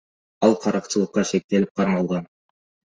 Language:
Kyrgyz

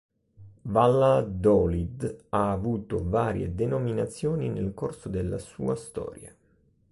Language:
Italian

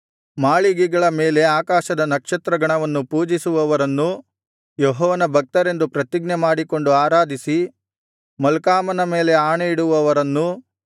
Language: Kannada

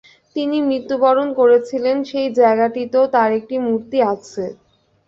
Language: Bangla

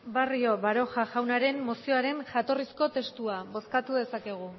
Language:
Basque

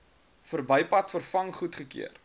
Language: Afrikaans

